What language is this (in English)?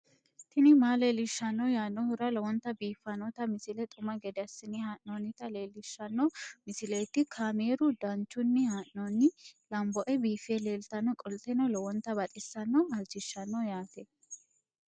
Sidamo